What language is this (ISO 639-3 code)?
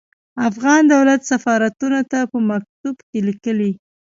pus